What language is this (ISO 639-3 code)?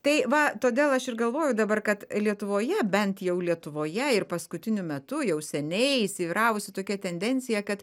lit